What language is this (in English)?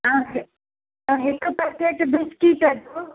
Sindhi